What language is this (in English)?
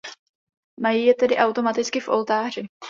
Czech